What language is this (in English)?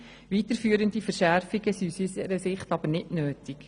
Swiss German